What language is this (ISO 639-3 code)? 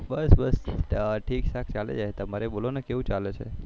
guj